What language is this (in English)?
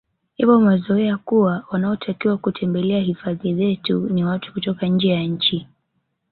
Swahili